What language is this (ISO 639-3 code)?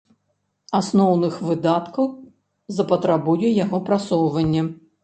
bel